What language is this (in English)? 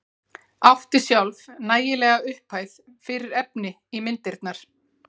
Icelandic